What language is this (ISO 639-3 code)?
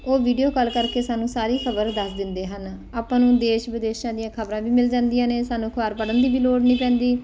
pan